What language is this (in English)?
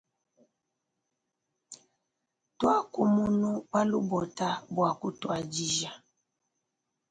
Luba-Lulua